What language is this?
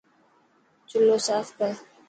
Dhatki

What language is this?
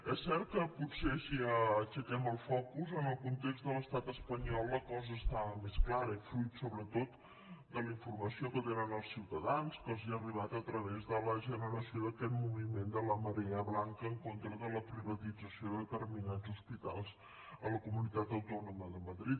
Catalan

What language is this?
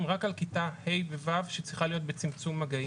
Hebrew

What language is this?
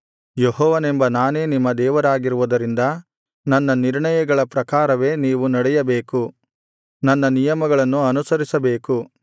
Kannada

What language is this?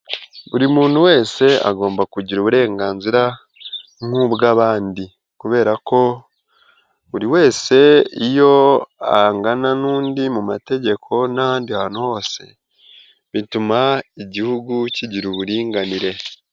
Kinyarwanda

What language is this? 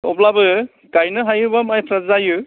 Bodo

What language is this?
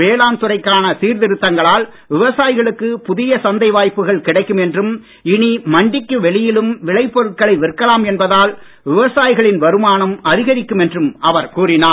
Tamil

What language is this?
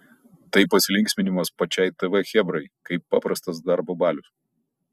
Lithuanian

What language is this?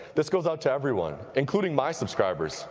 English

